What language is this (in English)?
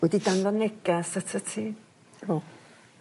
Welsh